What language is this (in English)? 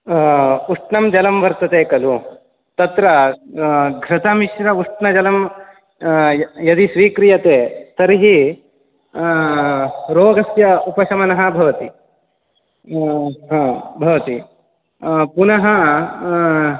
Sanskrit